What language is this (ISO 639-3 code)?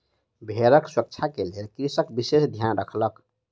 mai